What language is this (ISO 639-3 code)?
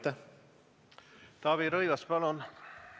est